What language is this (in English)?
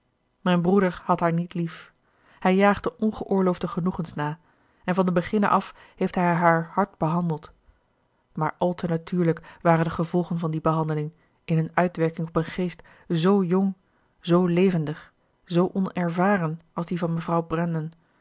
Dutch